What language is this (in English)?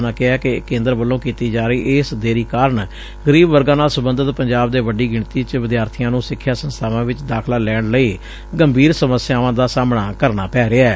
Punjabi